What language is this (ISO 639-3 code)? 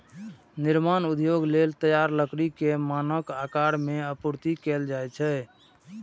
mai